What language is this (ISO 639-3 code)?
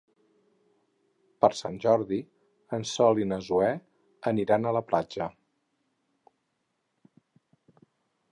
cat